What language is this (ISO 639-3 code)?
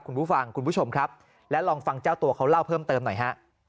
tha